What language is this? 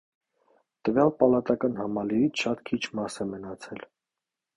Armenian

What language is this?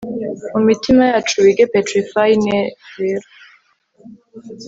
Kinyarwanda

